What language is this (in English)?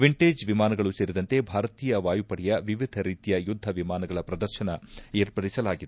Kannada